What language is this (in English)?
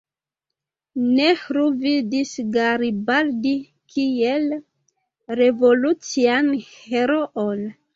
Esperanto